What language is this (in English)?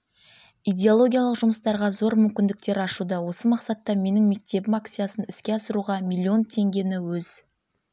Kazakh